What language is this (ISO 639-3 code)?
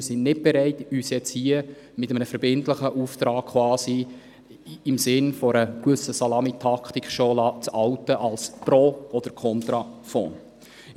gsw